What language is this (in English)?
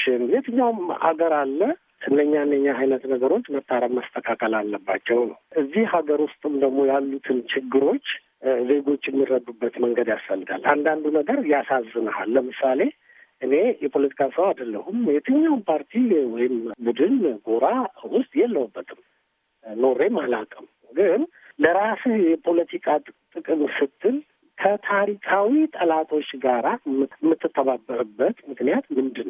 Amharic